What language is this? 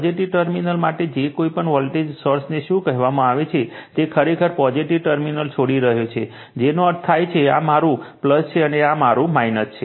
Gujarati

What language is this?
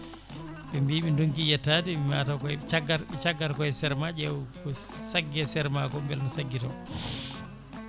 Fula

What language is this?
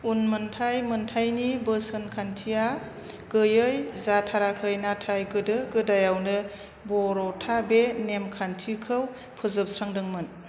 Bodo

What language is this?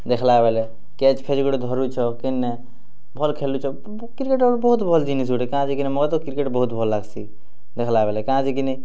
Odia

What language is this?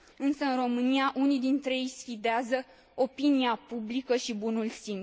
Romanian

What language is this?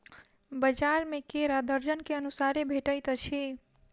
Maithili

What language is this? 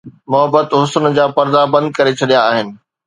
Sindhi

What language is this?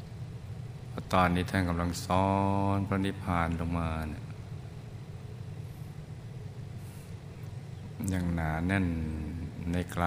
Thai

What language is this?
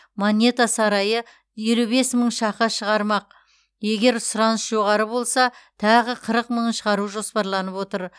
Kazakh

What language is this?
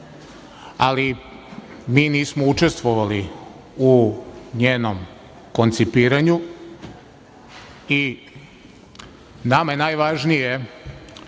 Serbian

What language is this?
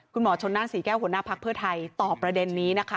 Thai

